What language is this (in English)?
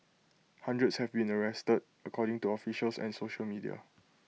English